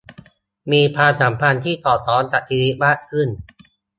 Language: Thai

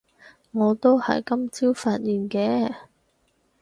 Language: Cantonese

